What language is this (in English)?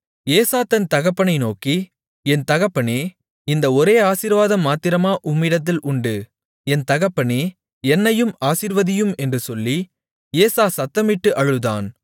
Tamil